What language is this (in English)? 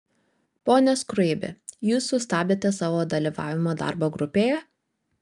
Lithuanian